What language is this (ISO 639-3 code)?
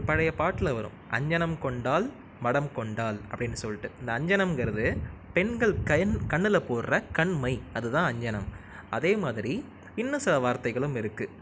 tam